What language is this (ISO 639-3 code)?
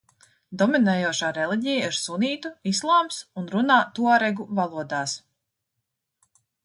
lav